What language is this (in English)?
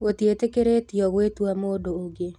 Kikuyu